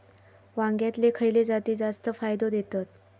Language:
Marathi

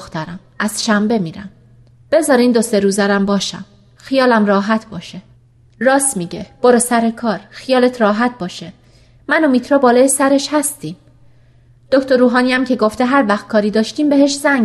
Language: Persian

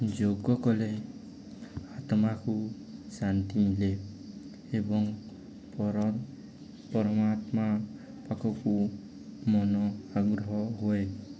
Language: Odia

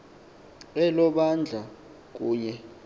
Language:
Xhosa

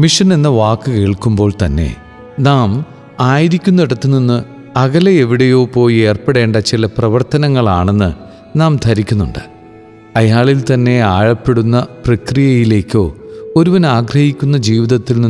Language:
Malayalam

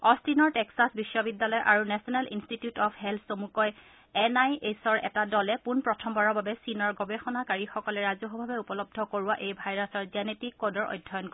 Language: Assamese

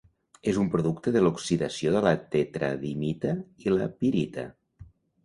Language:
Catalan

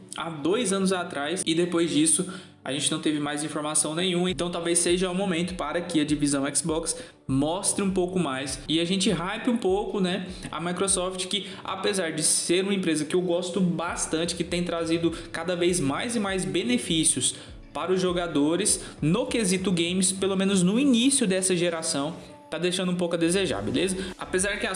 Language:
Portuguese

